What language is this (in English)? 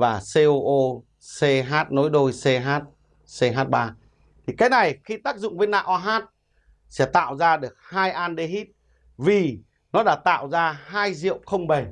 Vietnamese